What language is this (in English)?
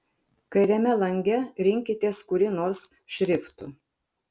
Lithuanian